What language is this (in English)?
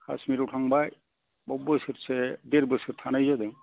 Bodo